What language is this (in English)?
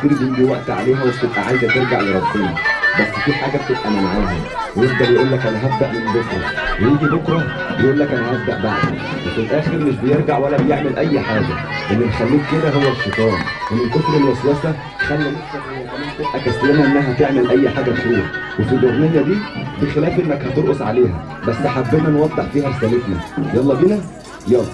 Arabic